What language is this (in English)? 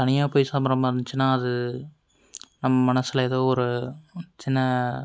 Tamil